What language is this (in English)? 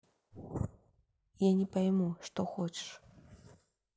Russian